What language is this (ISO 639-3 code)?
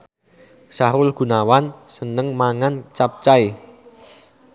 jav